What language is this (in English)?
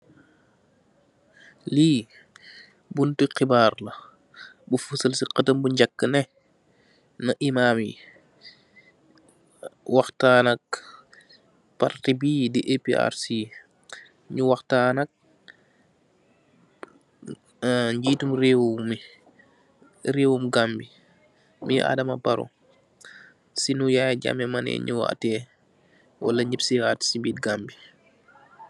Wolof